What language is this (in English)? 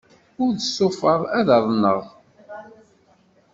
Kabyle